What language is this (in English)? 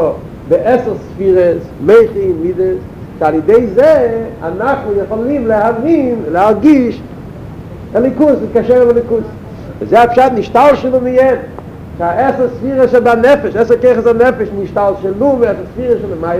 Hebrew